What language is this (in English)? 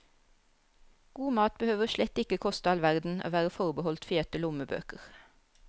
Norwegian